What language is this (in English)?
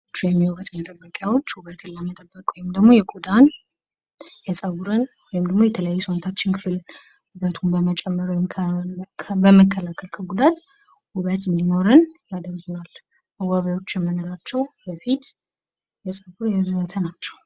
Amharic